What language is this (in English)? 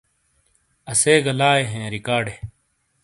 Shina